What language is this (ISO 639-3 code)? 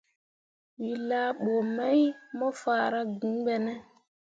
mua